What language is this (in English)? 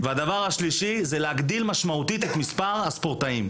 Hebrew